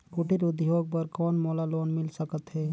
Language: Chhattisgarhi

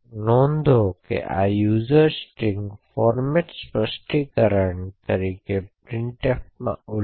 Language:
Gujarati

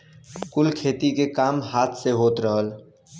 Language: Bhojpuri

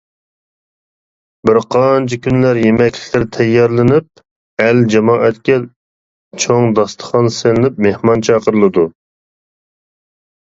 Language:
Uyghur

